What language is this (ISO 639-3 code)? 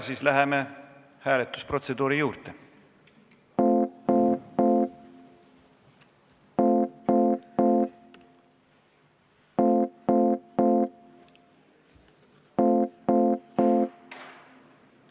est